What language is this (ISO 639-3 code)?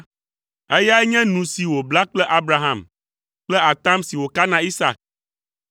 ewe